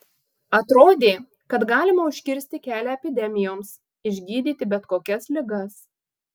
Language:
Lithuanian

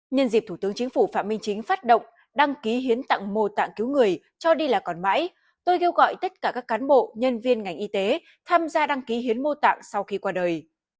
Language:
Vietnamese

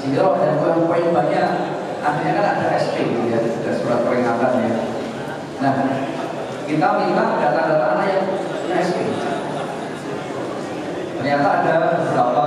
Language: Indonesian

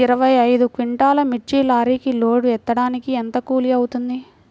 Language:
Telugu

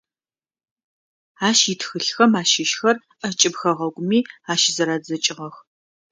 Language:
Adyghe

